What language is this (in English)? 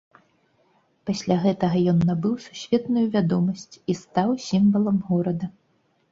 Belarusian